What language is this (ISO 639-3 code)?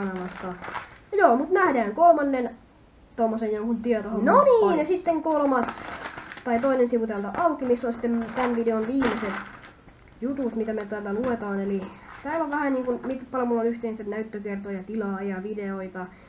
fin